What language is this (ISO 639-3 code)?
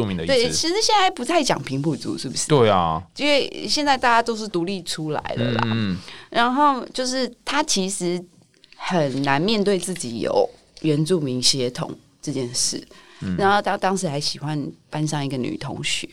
zho